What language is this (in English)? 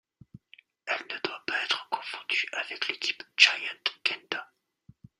French